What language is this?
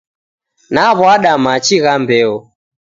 Taita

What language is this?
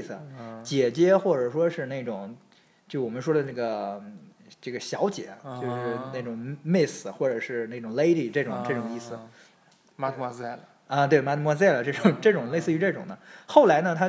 Chinese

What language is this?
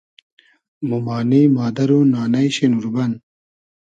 Hazaragi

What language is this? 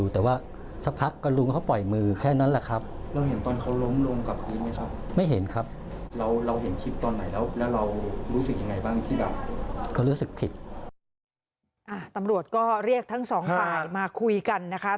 Thai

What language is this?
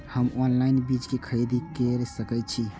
Maithili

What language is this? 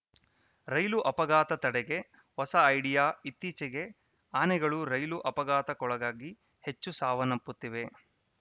Kannada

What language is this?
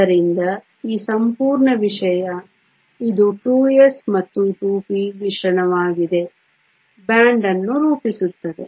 Kannada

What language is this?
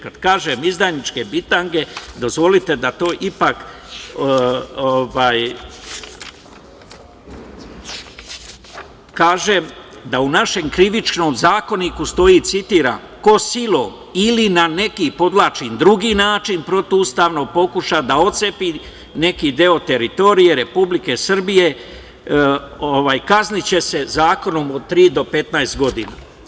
Serbian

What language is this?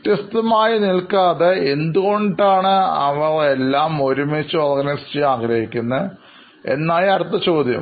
Malayalam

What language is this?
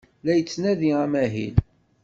Kabyle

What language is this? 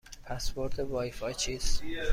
Persian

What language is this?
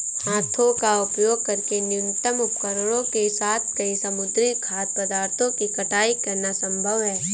Hindi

